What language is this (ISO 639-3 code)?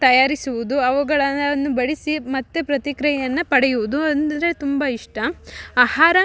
kan